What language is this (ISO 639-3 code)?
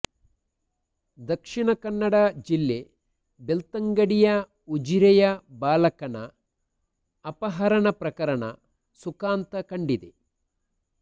kan